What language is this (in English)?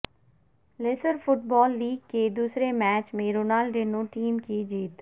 Urdu